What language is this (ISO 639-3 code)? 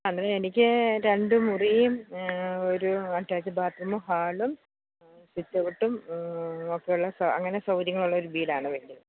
mal